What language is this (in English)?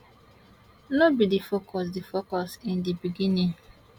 Nigerian Pidgin